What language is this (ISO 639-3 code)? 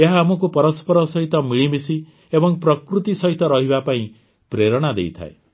ori